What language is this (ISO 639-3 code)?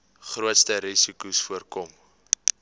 afr